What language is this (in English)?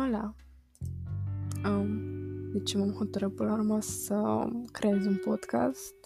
Romanian